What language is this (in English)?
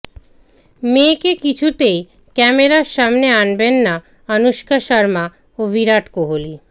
Bangla